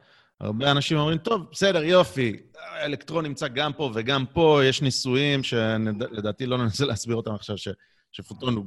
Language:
Hebrew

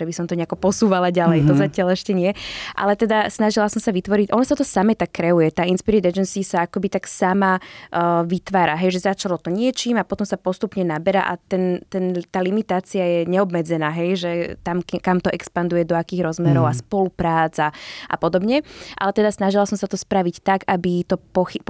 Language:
Slovak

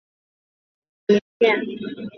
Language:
Chinese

